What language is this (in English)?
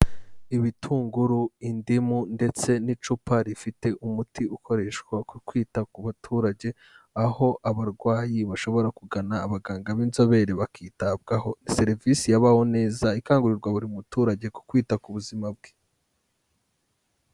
Kinyarwanda